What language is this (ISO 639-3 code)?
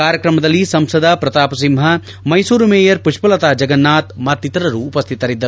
kan